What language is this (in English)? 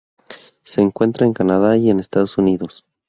Spanish